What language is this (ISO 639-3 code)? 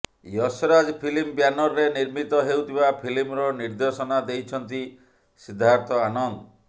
ori